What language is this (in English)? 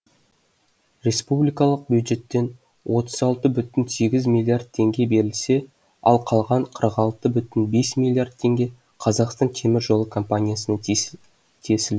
Kazakh